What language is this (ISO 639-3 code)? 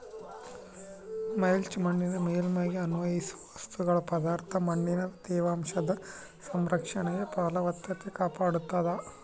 kan